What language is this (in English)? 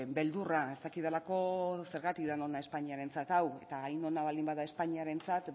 Basque